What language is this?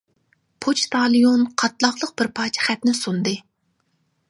Uyghur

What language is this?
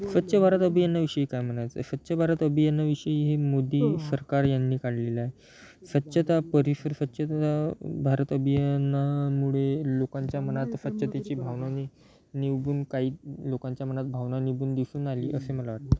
Marathi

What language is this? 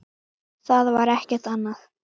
Icelandic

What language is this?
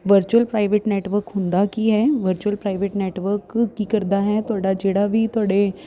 Punjabi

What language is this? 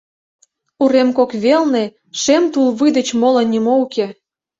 Mari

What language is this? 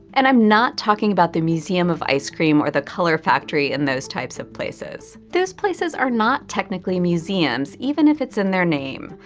English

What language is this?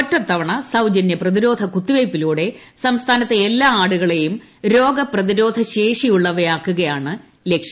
Malayalam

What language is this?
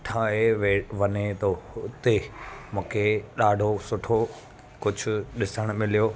Sindhi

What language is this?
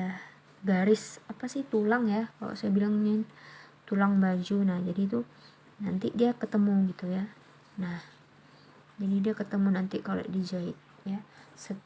Indonesian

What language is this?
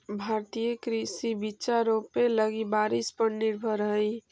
Magahi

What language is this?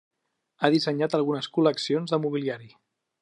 Catalan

